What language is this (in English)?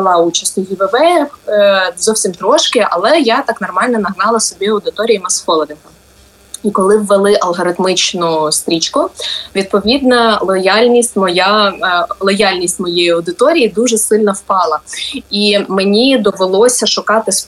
Ukrainian